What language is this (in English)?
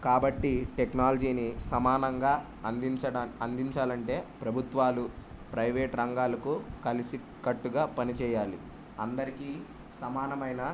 Telugu